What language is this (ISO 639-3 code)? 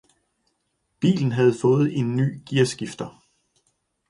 dan